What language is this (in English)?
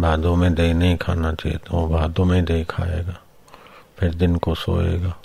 Hindi